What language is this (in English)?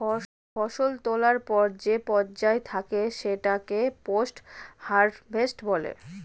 Bangla